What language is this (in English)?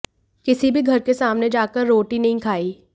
Hindi